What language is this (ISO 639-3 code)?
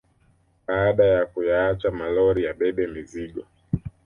swa